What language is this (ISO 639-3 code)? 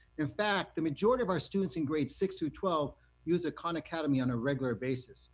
eng